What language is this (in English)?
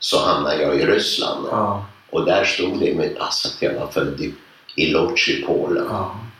Swedish